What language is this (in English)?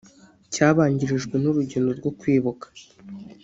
Kinyarwanda